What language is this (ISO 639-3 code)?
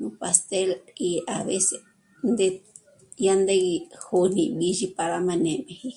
mmc